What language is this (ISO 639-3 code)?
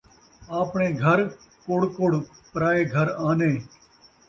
skr